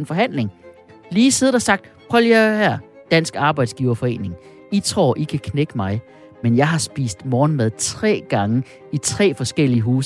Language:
Danish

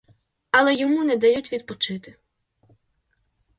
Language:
Ukrainian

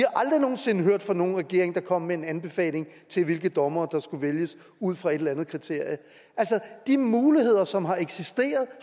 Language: Danish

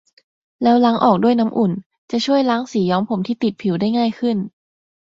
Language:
Thai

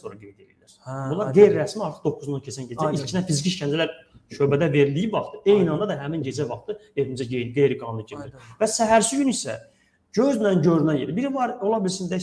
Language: Turkish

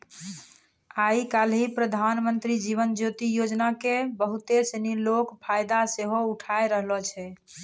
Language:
Maithili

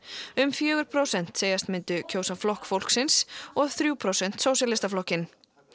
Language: Icelandic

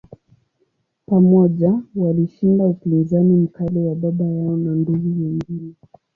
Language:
Swahili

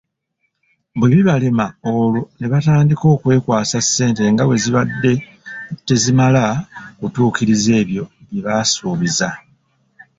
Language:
Ganda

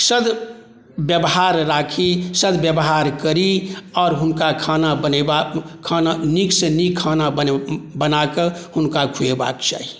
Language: Maithili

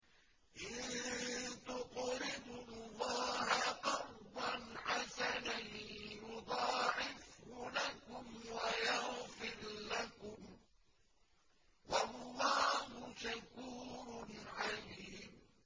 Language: Arabic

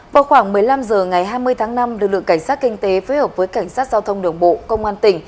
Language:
Vietnamese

